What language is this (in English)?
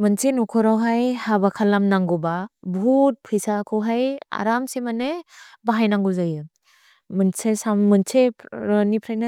Bodo